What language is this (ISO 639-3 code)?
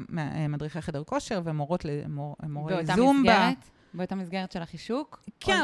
heb